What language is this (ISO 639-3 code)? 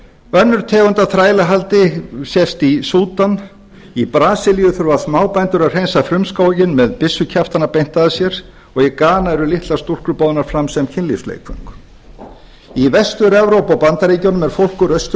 isl